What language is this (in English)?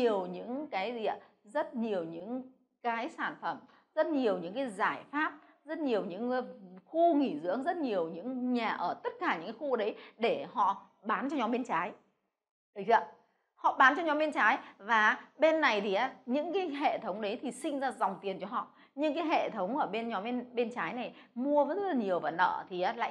Vietnamese